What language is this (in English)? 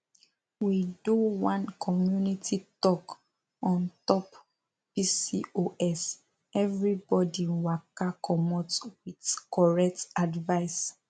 Nigerian Pidgin